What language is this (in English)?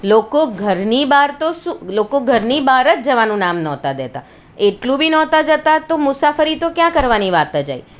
Gujarati